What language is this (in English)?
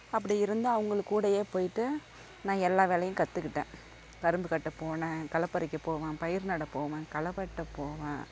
Tamil